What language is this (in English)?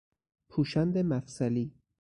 Persian